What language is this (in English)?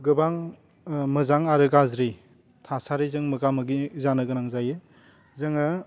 Bodo